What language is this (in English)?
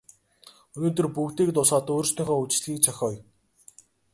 Mongolian